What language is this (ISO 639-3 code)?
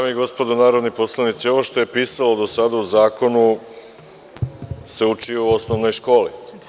srp